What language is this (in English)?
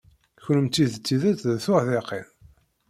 Kabyle